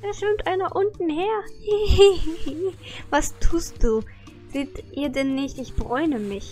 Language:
German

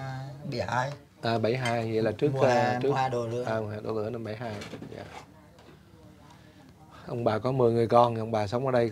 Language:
Vietnamese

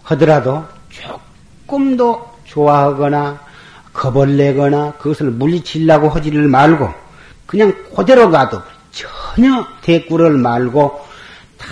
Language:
Korean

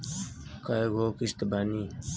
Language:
Bhojpuri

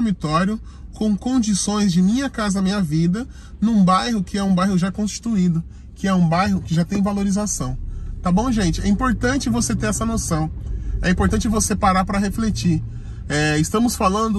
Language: Portuguese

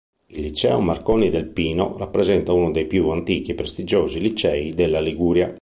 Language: Italian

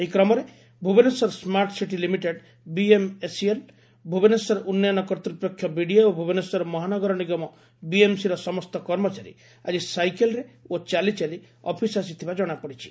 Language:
Odia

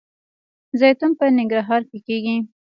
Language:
Pashto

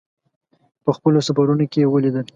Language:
Pashto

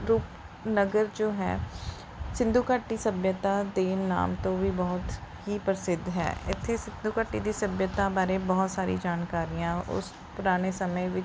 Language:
Punjabi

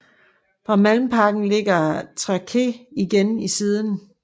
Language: Danish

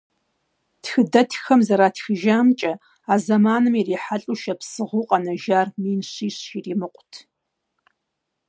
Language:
Kabardian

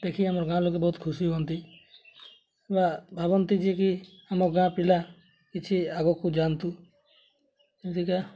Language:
Odia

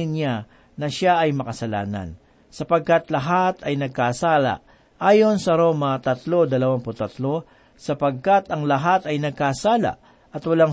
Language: Filipino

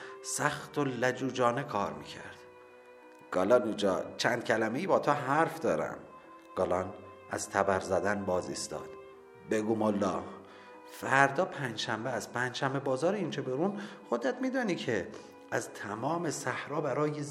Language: Persian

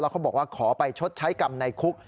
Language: Thai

